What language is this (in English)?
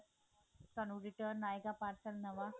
Punjabi